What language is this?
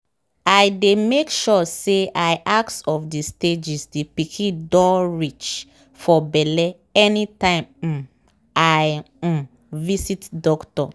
Nigerian Pidgin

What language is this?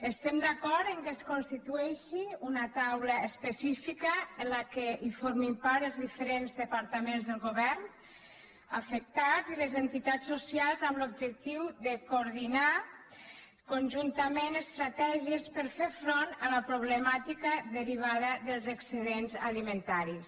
Catalan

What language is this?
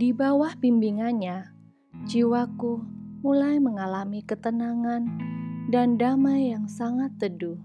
Indonesian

